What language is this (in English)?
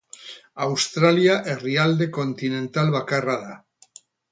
Basque